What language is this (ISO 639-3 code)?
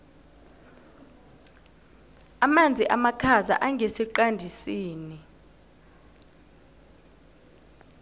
nbl